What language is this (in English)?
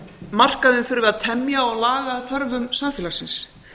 Icelandic